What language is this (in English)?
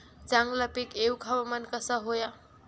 Marathi